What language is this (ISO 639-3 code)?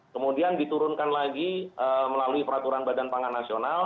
ind